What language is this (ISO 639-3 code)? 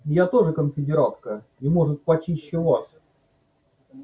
rus